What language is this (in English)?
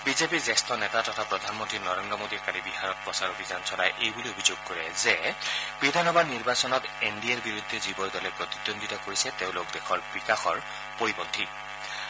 Assamese